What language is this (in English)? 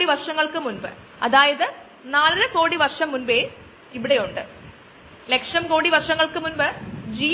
Malayalam